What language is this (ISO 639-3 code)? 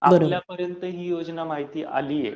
mar